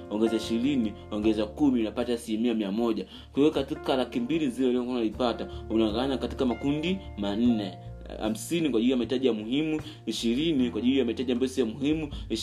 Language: Swahili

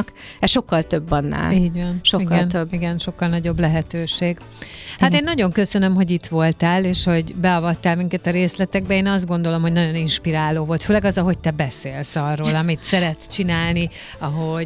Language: Hungarian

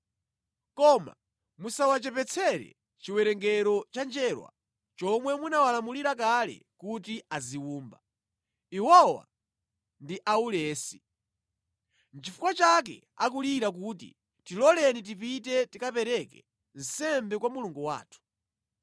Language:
Nyanja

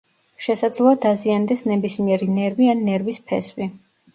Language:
Georgian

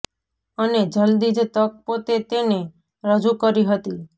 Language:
Gujarati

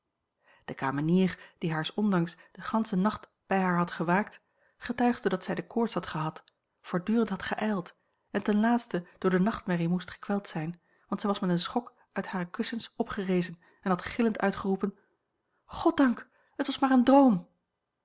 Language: Dutch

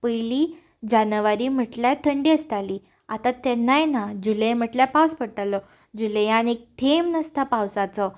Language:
Konkani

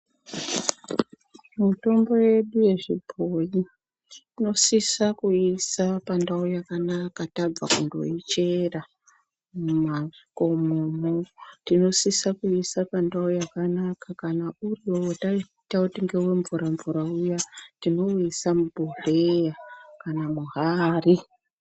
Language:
Ndau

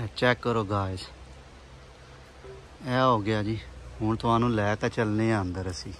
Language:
Punjabi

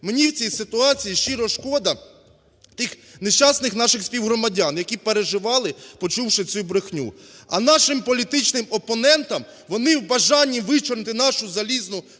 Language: Ukrainian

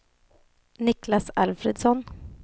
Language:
Swedish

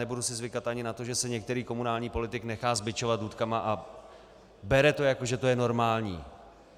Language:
Czech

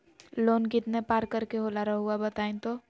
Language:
Magahi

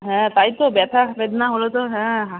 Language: Bangla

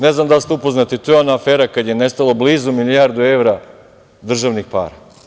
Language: Serbian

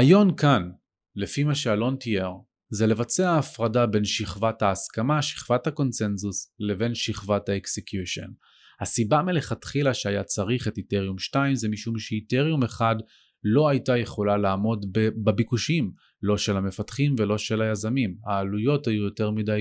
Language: Hebrew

